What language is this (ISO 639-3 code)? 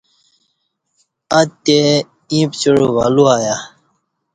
bsh